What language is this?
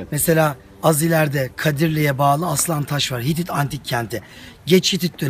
Turkish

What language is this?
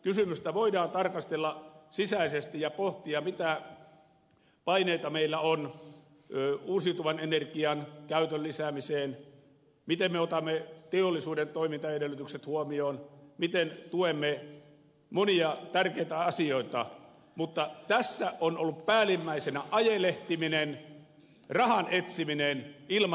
Finnish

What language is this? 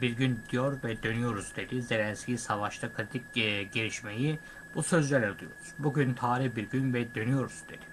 Turkish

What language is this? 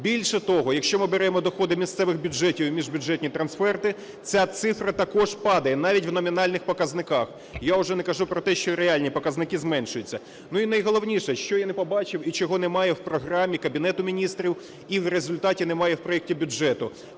Ukrainian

